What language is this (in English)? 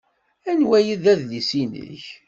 Kabyle